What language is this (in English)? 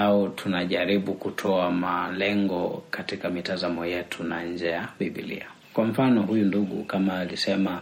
Swahili